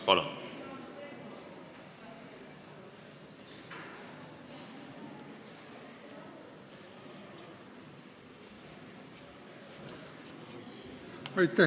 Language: Estonian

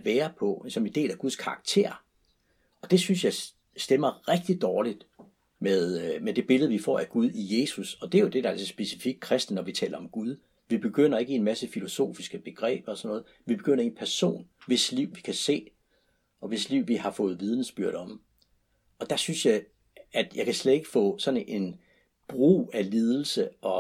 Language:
Danish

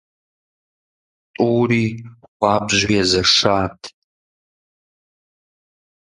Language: Kabardian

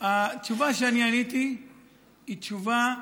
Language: Hebrew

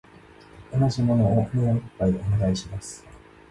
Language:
Japanese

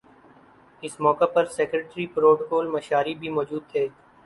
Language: Urdu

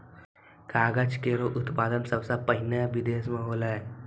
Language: Maithili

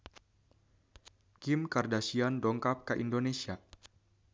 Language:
Sundanese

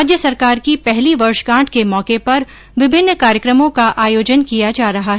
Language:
Hindi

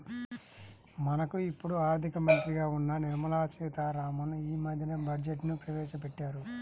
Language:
Telugu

